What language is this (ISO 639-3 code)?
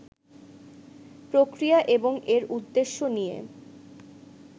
ben